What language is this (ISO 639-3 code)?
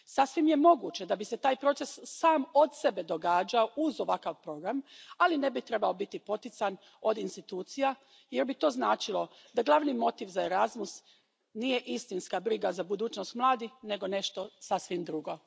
hrv